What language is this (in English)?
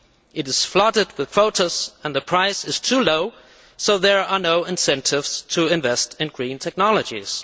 English